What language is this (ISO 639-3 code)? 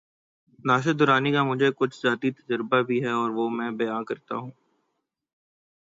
urd